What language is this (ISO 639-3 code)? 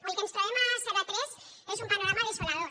cat